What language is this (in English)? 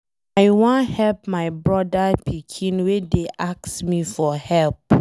Nigerian Pidgin